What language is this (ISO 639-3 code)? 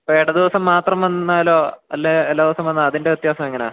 mal